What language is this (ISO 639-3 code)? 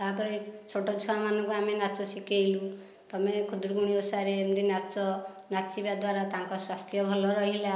ori